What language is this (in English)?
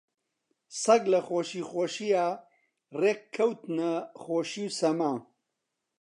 Central Kurdish